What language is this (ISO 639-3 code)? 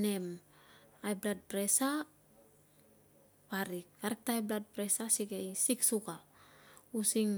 lcm